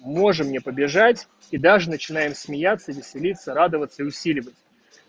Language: Russian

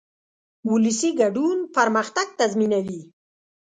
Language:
Pashto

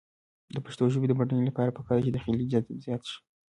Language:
Pashto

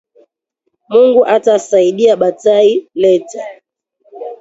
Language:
Swahili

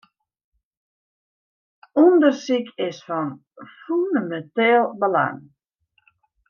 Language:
Western Frisian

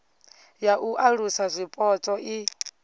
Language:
Venda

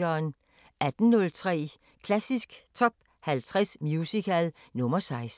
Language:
Danish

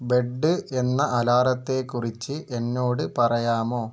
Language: Malayalam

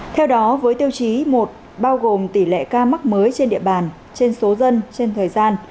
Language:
Vietnamese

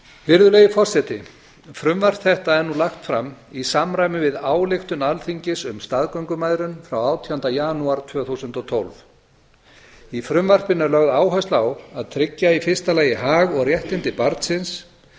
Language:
Icelandic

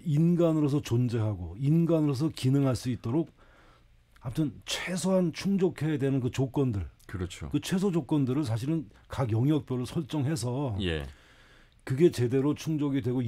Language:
Korean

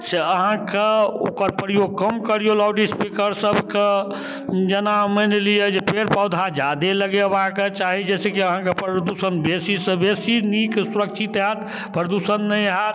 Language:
Maithili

